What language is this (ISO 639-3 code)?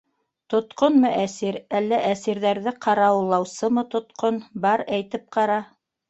bak